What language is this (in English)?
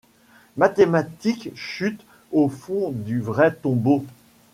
French